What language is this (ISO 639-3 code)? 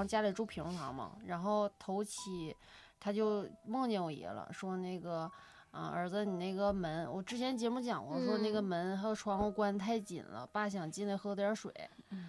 zho